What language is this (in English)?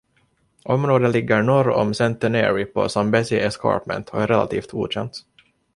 Swedish